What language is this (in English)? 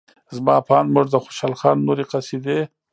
Pashto